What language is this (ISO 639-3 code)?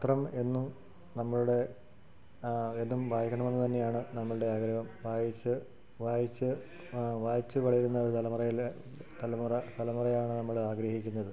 mal